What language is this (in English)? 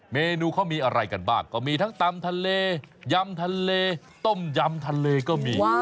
Thai